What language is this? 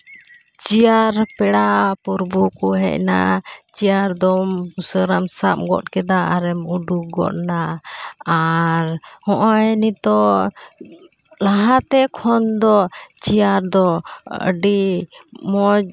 Santali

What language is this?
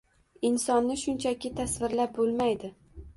Uzbek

